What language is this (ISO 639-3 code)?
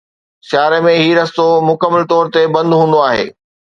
snd